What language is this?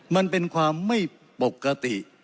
Thai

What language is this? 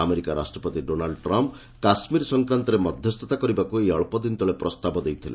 Odia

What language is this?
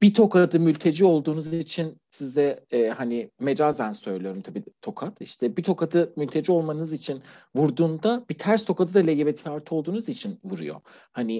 Turkish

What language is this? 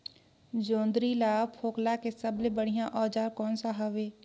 Chhattisgarhi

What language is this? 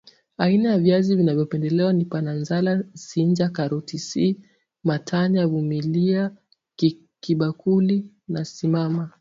Swahili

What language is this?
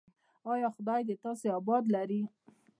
Pashto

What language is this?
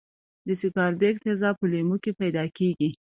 Pashto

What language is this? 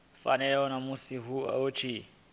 Venda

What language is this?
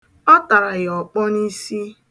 Igbo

